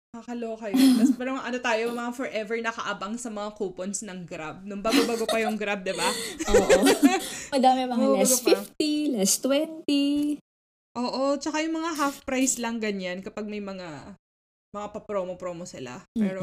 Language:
Filipino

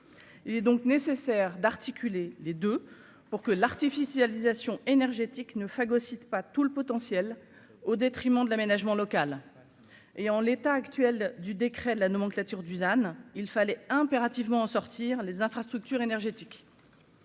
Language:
French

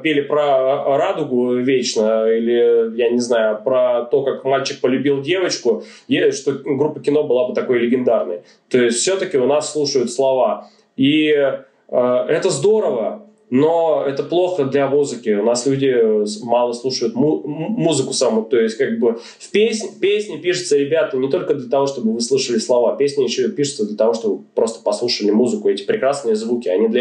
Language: Russian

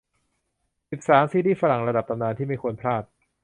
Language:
Thai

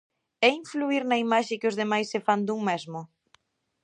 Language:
Galician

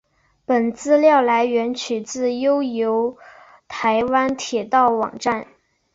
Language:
Chinese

